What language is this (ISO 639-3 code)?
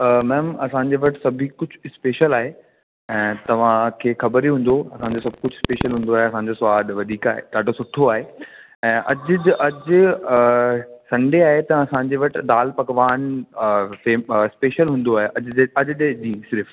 snd